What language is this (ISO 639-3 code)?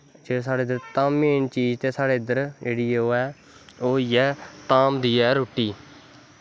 doi